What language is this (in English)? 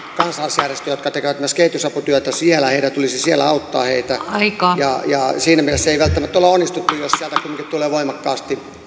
Finnish